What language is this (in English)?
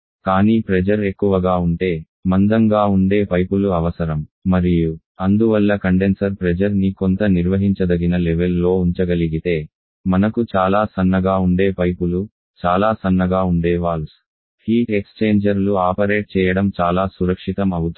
Telugu